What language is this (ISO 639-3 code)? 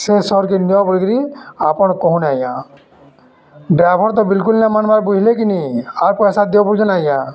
ori